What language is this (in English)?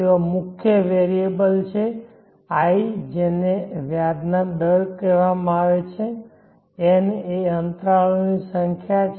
Gujarati